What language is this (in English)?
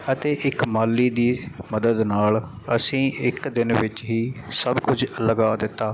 Punjabi